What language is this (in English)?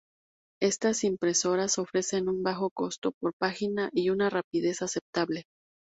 Spanish